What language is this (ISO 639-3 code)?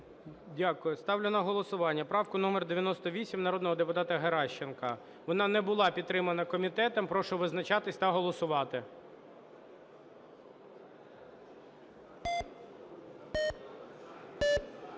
ukr